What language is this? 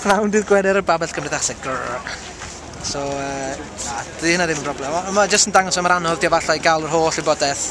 Dutch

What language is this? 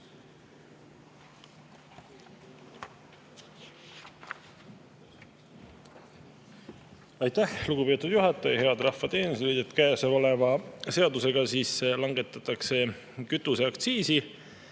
Estonian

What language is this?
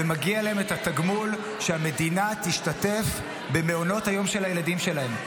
Hebrew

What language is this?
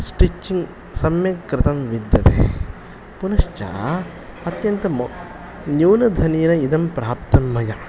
Sanskrit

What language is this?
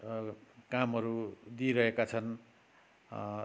Nepali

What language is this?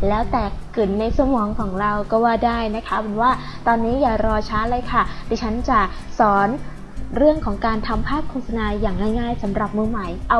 Thai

